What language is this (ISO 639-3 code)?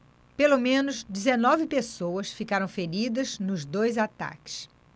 por